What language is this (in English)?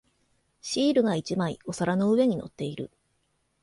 Japanese